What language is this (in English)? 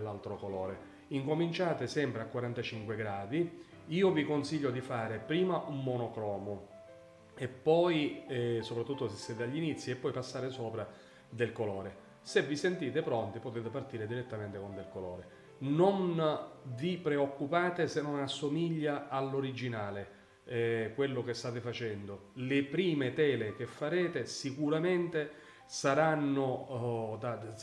Italian